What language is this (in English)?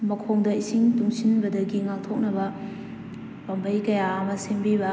Manipuri